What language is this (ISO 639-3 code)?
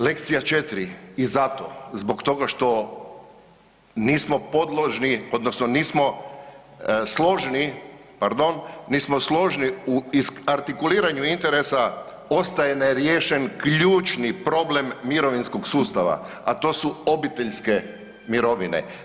hrv